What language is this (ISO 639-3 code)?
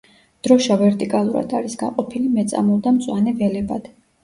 kat